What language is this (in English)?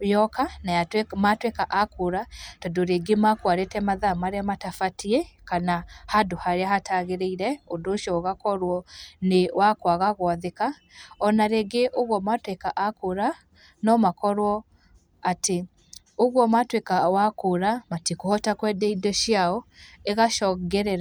Kikuyu